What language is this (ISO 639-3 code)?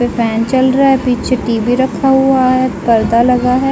hin